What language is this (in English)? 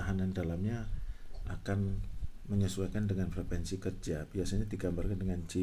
Indonesian